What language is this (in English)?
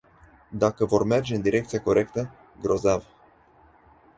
Romanian